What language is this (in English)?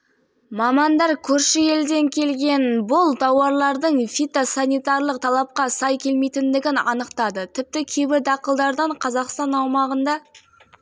Kazakh